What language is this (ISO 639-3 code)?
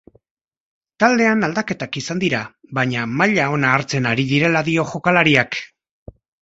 eus